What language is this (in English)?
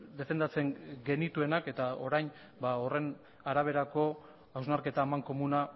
Basque